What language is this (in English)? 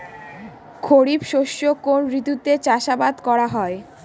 Bangla